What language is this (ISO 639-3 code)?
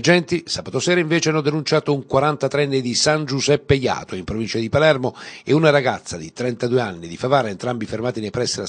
ita